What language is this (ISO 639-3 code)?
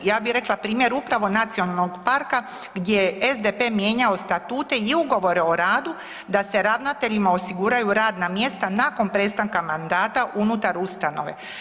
hrv